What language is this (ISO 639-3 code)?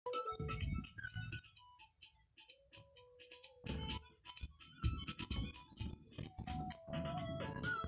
mas